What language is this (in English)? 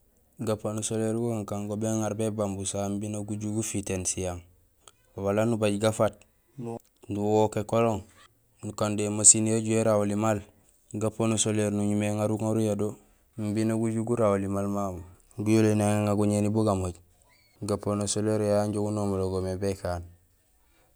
Gusilay